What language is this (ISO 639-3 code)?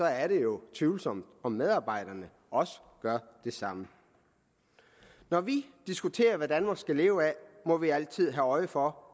dan